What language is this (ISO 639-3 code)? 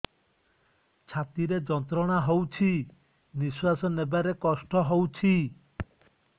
ori